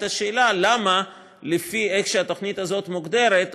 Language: Hebrew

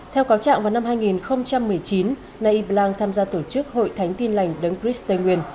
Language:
Vietnamese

